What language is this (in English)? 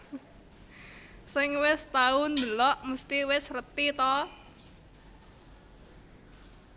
Javanese